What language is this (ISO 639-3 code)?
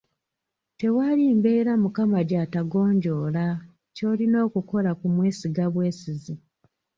lug